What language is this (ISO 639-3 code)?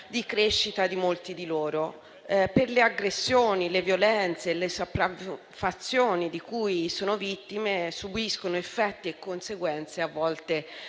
ita